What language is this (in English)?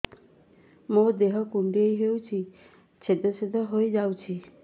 Odia